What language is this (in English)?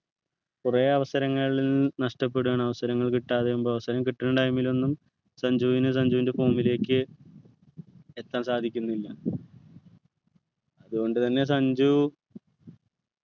Malayalam